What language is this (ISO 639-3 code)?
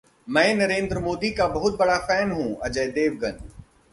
hin